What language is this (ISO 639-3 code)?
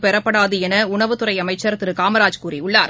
tam